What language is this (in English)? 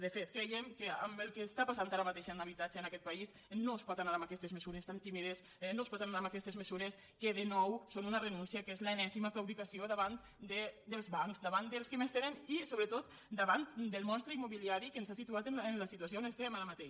Catalan